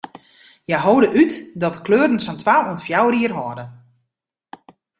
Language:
Western Frisian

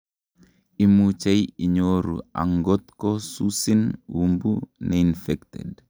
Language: Kalenjin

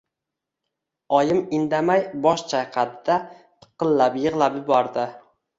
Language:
Uzbek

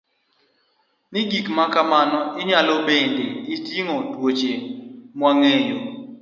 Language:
Luo (Kenya and Tanzania)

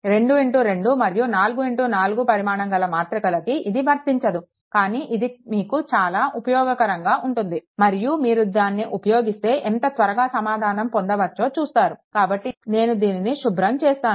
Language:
Telugu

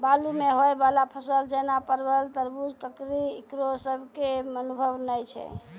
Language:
Maithili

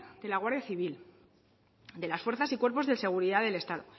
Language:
Spanish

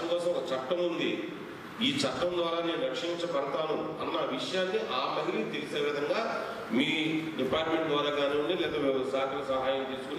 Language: Telugu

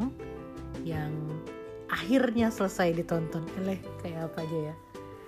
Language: Indonesian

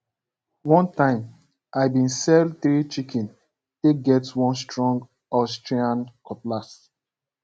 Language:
Nigerian Pidgin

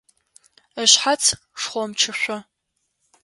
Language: Adyghe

